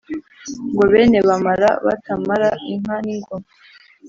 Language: Kinyarwanda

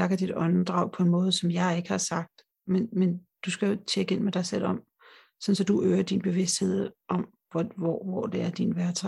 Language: Danish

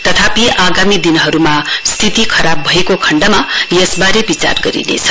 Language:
Nepali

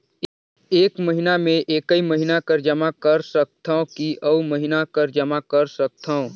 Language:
Chhattisgarhi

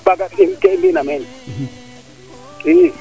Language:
Serer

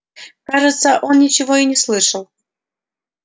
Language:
Russian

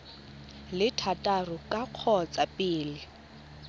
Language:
Tswana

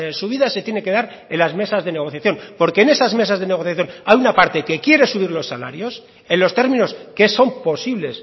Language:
Spanish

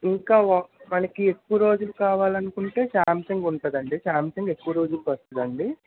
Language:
Telugu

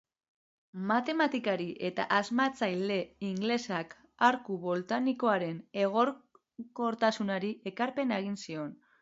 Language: Basque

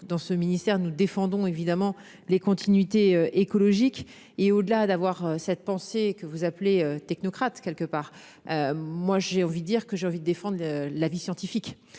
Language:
French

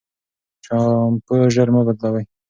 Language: Pashto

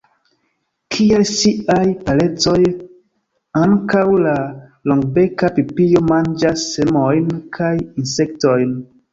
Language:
Esperanto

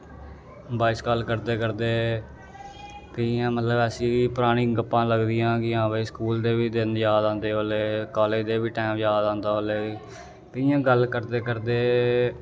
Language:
Dogri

